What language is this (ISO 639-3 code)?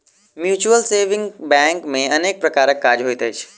mai